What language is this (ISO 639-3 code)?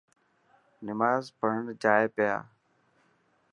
mki